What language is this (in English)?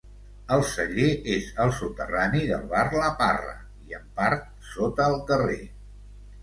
Catalan